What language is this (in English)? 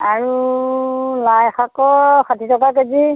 Assamese